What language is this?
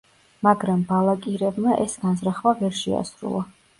Georgian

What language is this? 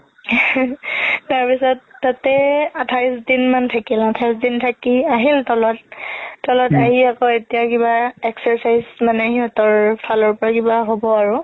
Assamese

